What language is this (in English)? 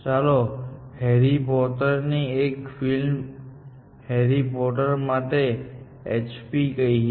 Gujarati